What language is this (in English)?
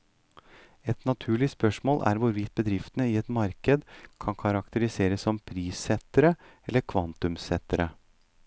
Norwegian